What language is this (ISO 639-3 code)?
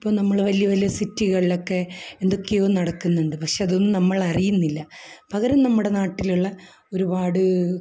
mal